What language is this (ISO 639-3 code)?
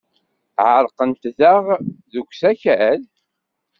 kab